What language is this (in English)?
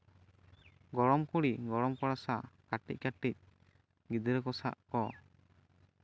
Santali